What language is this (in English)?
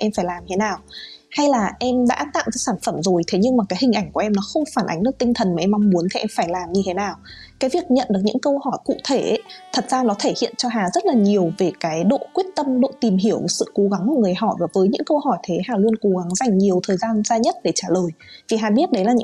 Vietnamese